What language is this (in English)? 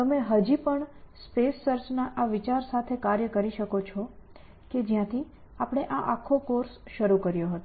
Gujarati